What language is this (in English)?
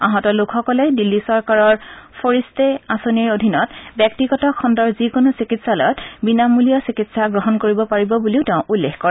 Assamese